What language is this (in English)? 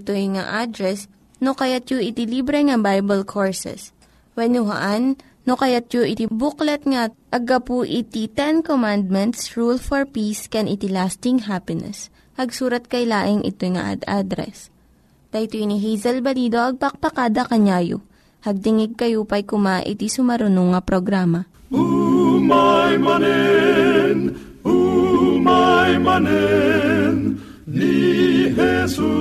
Filipino